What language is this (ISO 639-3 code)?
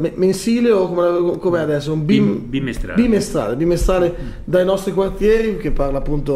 ita